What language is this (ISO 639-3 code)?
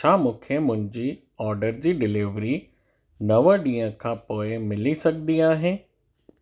snd